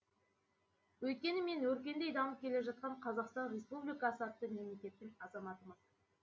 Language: Kazakh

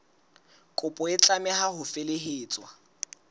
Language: Southern Sotho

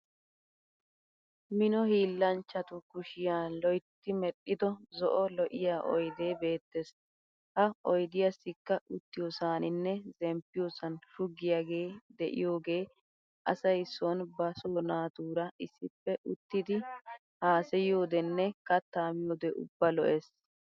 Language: Wolaytta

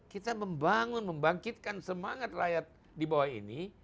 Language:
Indonesian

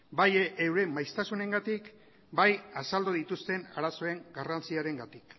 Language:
Basque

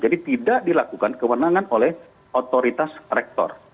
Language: Indonesian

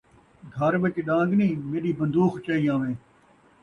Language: Saraiki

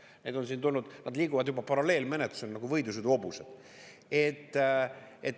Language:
Estonian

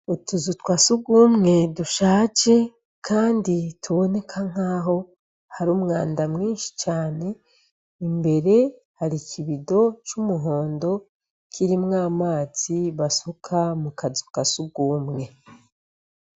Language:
Rundi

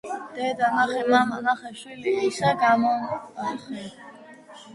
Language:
Georgian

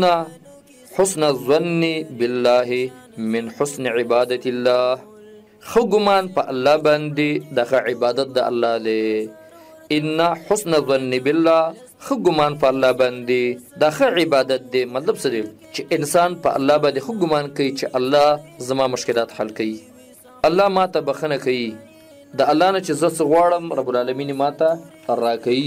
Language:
Arabic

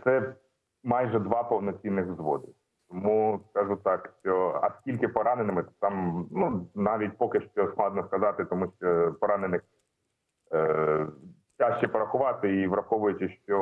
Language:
Ukrainian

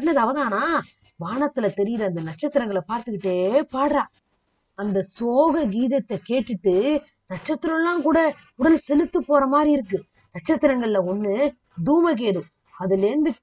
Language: Tamil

